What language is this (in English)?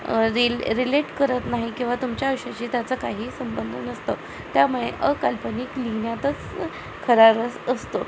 Marathi